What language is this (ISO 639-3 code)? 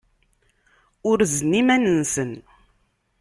kab